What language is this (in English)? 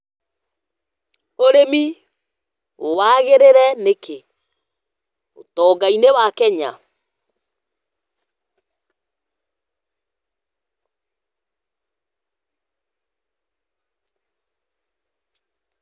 Kikuyu